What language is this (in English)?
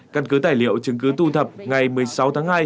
Vietnamese